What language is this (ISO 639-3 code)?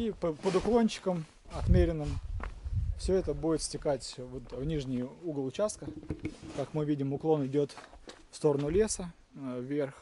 rus